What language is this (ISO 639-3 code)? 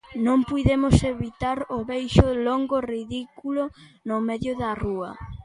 glg